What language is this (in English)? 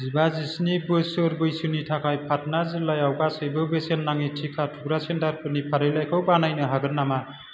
Bodo